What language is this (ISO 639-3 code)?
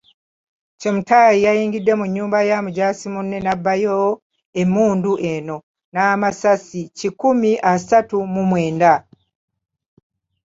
lug